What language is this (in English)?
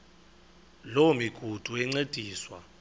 Xhosa